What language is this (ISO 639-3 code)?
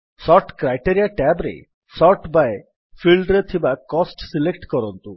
ori